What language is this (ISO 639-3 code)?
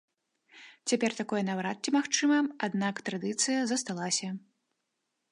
bel